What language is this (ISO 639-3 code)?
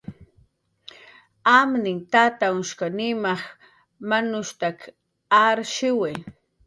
jqr